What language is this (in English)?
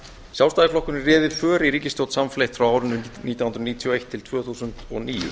Icelandic